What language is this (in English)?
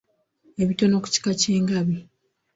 Ganda